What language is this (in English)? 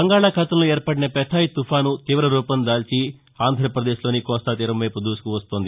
Telugu